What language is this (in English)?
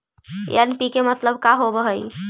Magahi